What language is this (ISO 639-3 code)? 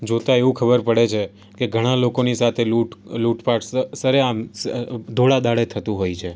guj